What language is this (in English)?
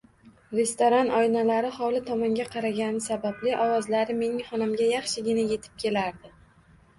Uzbek